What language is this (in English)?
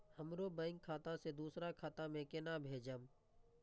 Maithili